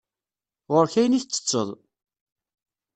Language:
Kabyle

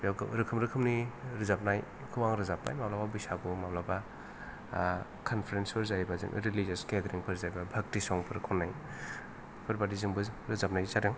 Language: Bodo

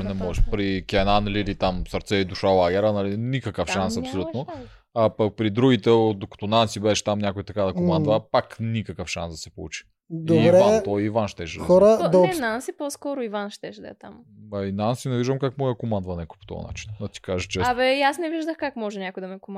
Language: Bulgarian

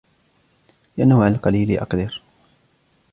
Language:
Arabic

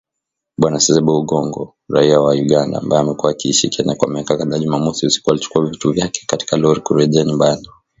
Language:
Swahili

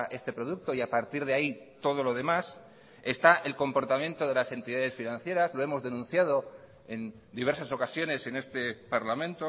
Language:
Spanish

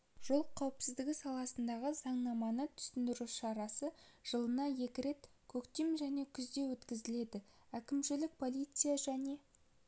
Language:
Kazakh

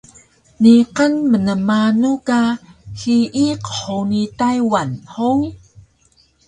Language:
Taroko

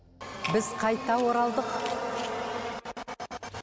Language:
Kazakh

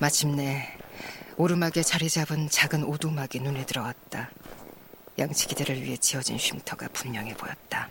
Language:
Korean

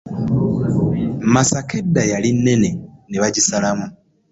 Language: Ganda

